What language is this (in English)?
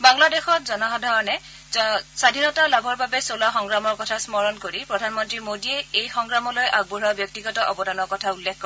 Assamese